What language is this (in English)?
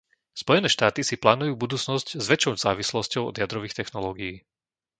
Slovak